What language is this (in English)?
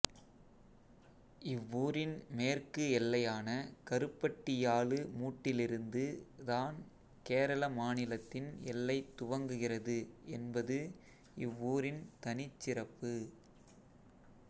Tamil